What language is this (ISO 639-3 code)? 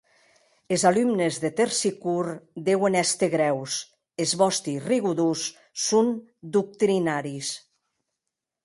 oci